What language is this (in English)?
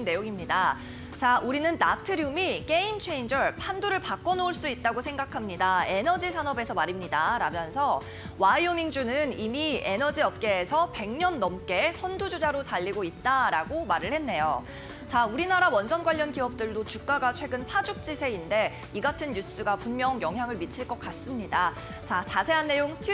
Korean